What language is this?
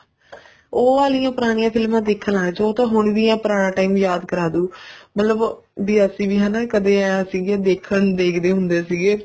Punjabi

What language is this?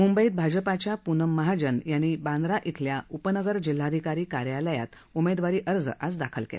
Marathi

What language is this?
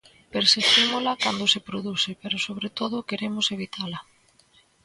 Galician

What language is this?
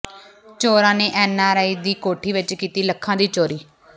Punjabi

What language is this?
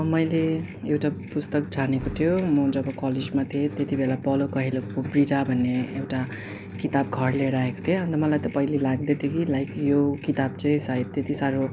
Nepali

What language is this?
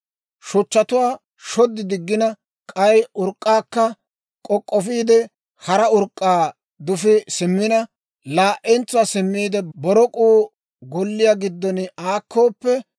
Dawro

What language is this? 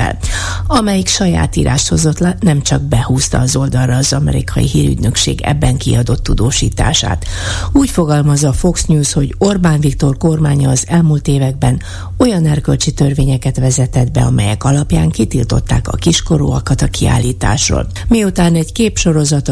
Hungarian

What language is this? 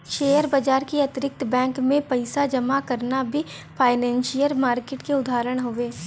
Bhojpuri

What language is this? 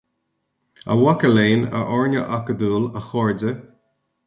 Irish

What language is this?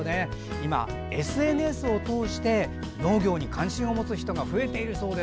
Japanese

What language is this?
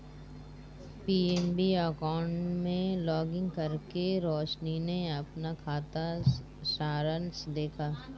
Hindi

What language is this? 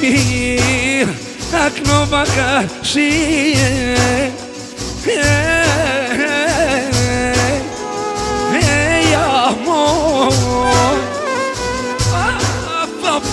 Arabic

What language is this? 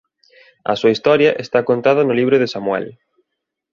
Galician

